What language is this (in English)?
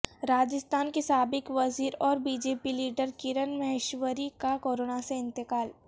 Urdu